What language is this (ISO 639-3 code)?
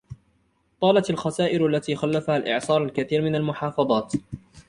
ara